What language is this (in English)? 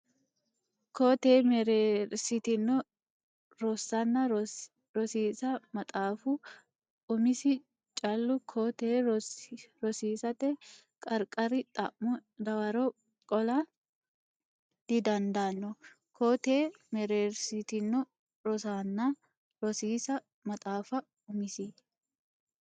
Sidamo